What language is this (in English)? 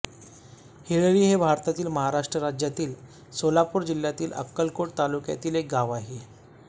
Marathi